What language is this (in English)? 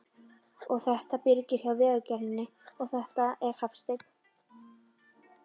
Icelandic